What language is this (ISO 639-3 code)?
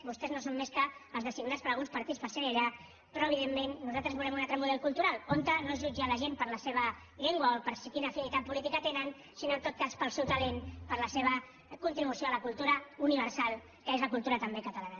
cat